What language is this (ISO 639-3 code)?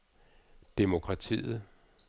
dan